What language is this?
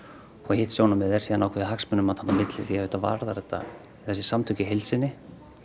Icelandic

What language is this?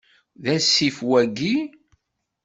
Kabyle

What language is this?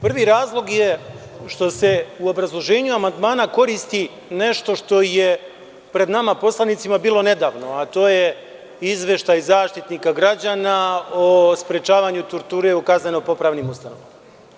Serbian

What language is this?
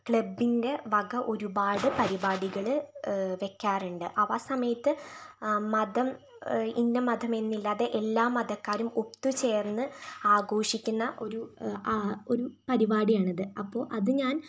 Malayalam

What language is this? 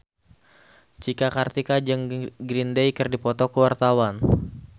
Sundanese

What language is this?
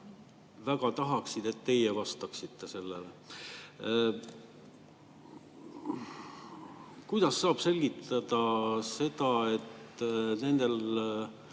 Estonian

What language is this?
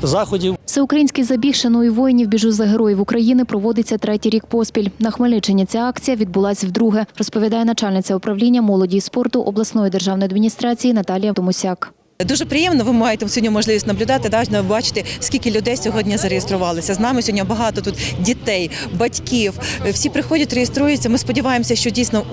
Ukrainian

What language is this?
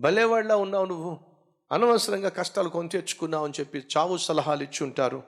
Telugu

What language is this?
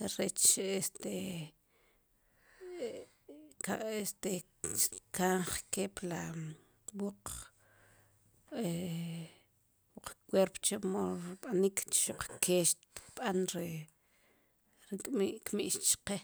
Sipacapense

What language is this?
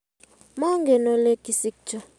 Kalenjin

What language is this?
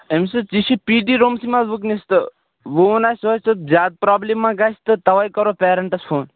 Kashmiri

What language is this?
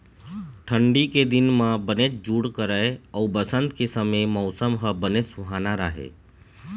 Chhattisgarhi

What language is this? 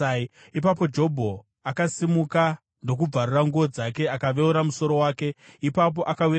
Shona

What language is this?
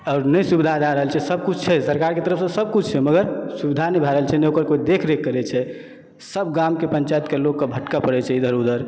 Maithili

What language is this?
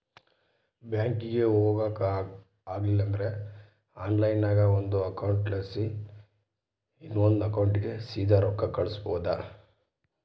Kannada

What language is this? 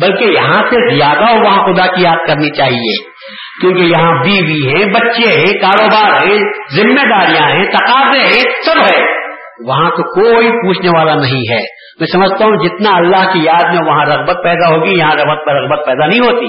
Urdu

